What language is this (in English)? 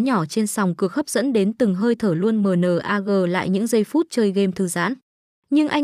Vietnamese